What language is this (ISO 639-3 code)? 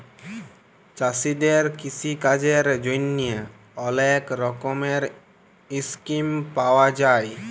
ben